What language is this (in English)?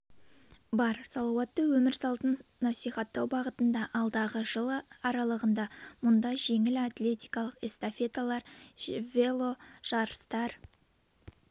Kazakh